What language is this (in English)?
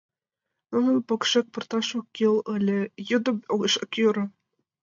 Mari